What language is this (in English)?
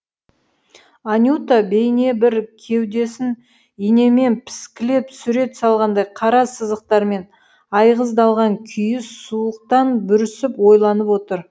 Kazakh